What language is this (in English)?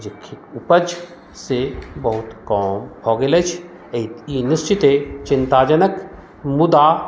Maithili